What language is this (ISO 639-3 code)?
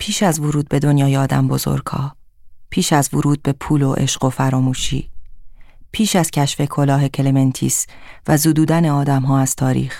fas